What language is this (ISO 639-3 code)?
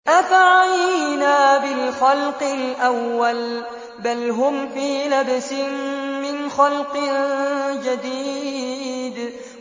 ara